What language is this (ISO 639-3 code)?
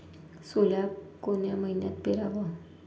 mar